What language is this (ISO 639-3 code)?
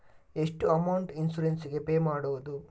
kan